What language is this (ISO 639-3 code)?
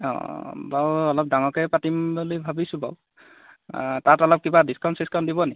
asm